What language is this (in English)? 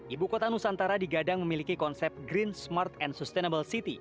Indonesian